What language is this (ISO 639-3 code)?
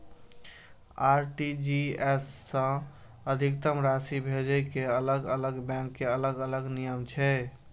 mai